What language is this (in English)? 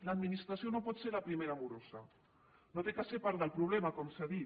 Catalan